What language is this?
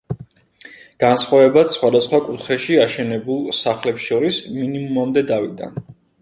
Georgian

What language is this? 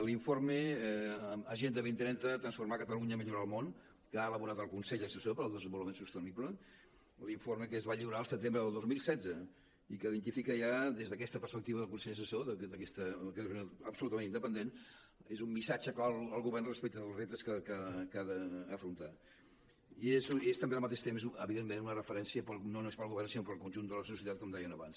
Catalan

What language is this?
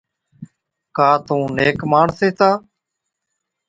Od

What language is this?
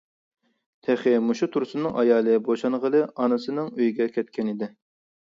Uyghur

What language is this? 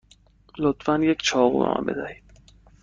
Persian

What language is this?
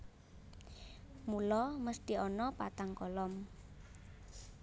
Javanese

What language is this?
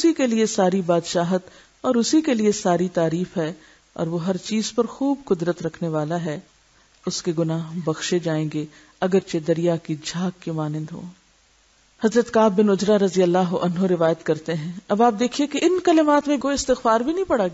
Arabic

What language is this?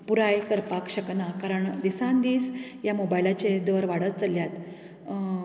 Konkani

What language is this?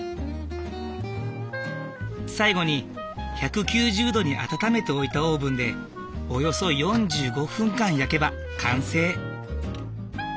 Japanese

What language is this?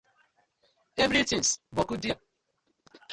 Nigerian Pidgin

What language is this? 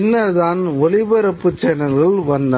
Tamil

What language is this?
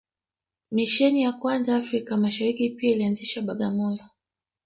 Swahili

